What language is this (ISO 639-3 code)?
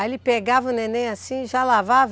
por